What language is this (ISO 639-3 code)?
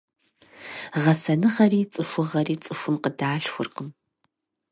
kbd